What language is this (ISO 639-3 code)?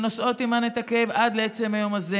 heb